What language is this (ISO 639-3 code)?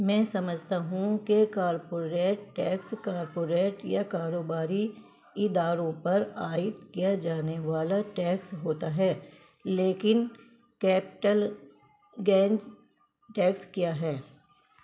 urd